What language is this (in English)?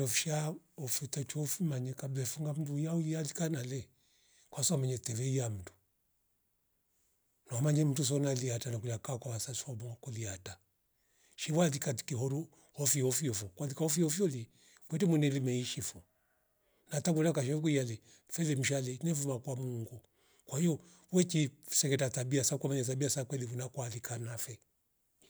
Rombo